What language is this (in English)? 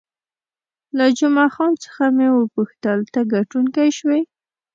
Pashto